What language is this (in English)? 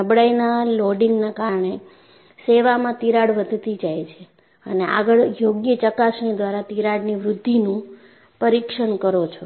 Gujarati